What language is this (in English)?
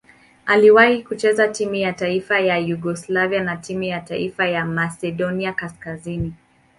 Swahili